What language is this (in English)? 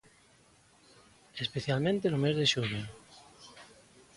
Galician